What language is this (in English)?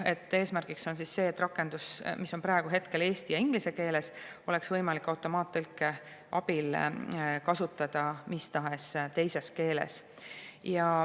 Estonian